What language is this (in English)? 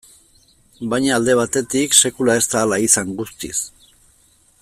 Basque